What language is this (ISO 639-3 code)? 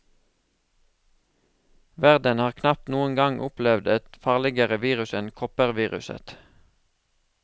nor